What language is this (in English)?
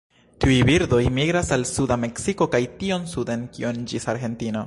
Esperanto